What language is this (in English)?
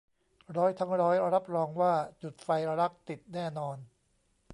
Thai